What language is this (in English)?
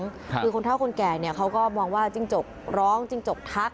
Thai